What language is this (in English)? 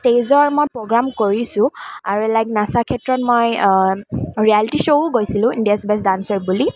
Assamese